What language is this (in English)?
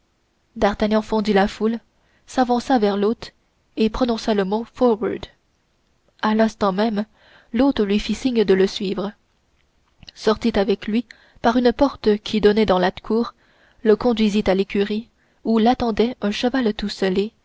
French